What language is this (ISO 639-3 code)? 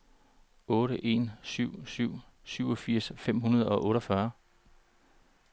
dan